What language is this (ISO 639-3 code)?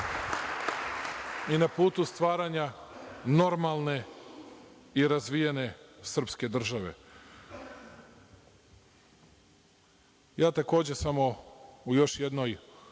srp